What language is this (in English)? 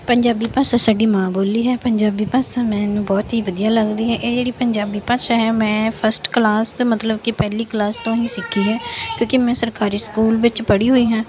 Punjabi